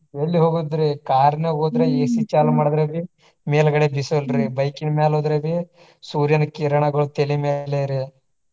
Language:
Kannada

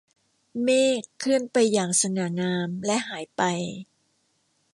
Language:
Thai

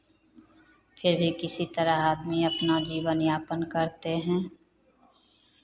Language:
Hindi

